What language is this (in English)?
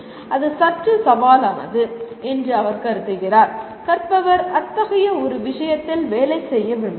Tamil